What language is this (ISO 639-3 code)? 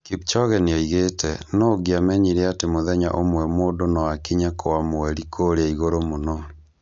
kik